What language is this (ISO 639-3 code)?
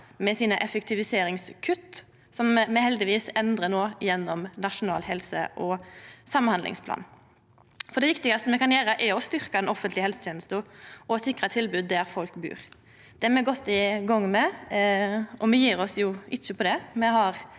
nor